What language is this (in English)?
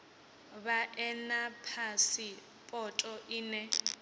Venda